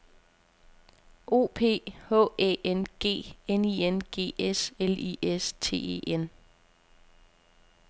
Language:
Danish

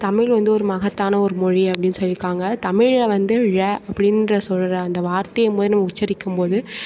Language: Tamil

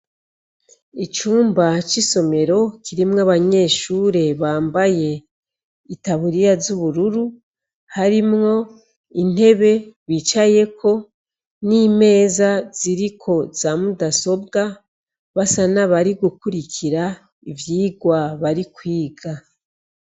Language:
Rundi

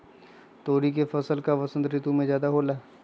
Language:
Magahi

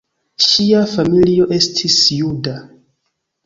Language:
Esperanto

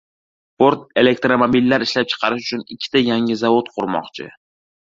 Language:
Uzbek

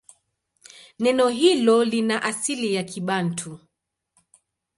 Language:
Swahili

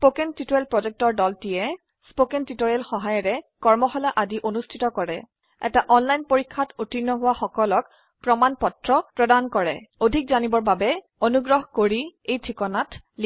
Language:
Assamese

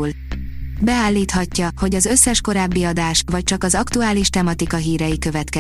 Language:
Hungarian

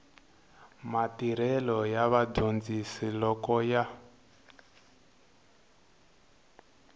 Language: Tsonga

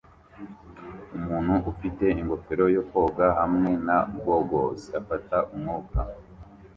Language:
Kinyarwanda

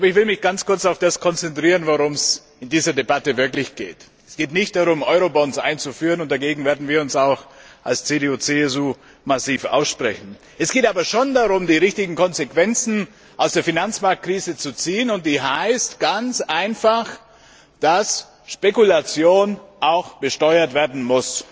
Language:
German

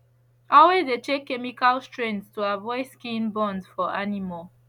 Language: Nigerian Pidgin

